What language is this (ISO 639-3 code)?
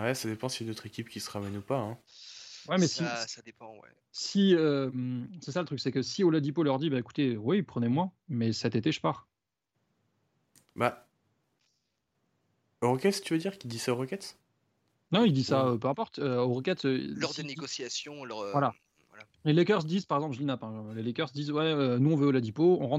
fra